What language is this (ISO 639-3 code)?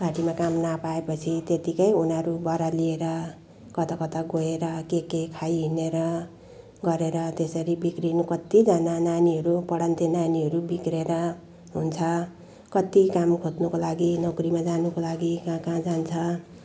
nep